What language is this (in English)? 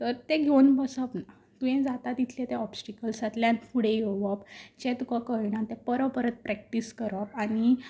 Konkani